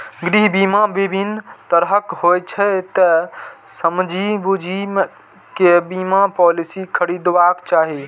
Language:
Maithili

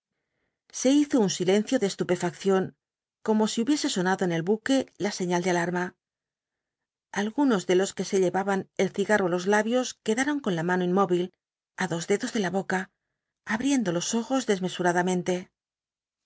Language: Spanish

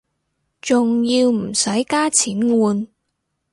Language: Cantonese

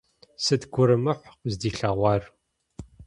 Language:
Kabardian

